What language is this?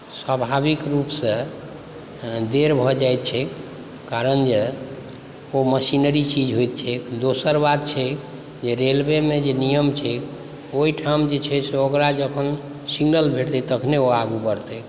Maithili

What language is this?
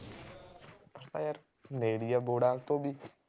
Punjabi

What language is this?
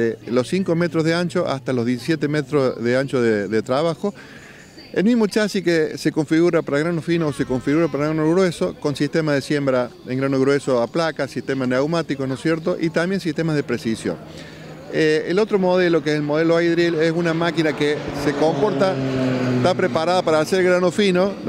Spanish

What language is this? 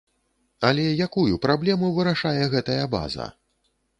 Belarusian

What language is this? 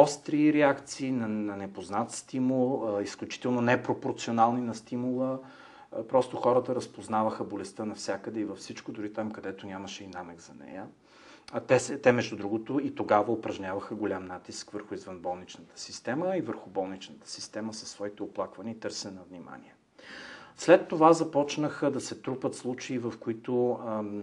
Bulgarian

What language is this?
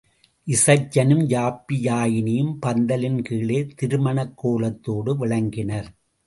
Tamil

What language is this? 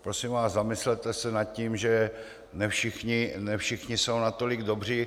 Czech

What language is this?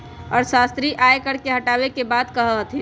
Magahi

